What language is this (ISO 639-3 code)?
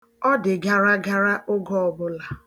ibo